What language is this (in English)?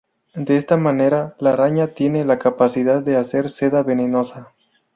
Spanish